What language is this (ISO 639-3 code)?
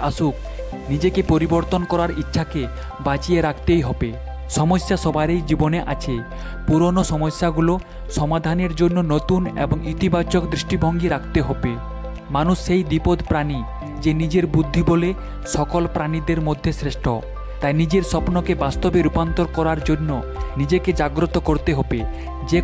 ben